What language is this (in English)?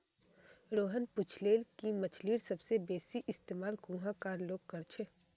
Magahi